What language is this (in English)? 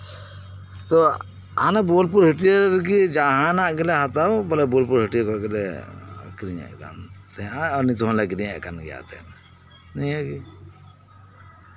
Santali